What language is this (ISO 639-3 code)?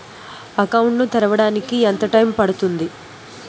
tel